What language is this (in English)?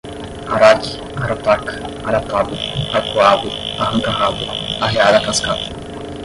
Portuguese